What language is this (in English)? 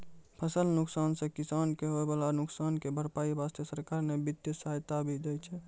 Maithili